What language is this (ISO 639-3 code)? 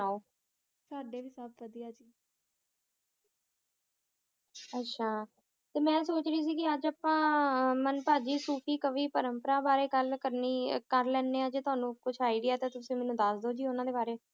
pan